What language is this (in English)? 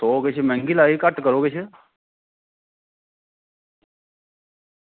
Dogri